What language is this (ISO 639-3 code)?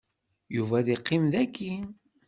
kab